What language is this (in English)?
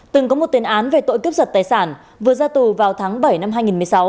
Vietnamese